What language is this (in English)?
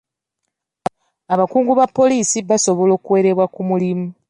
Ganda